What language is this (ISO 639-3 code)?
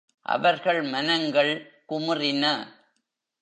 tam